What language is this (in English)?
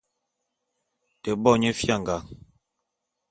Bulu